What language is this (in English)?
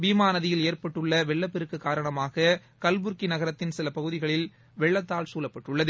Tamil